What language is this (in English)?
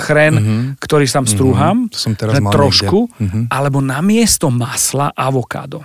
Slovak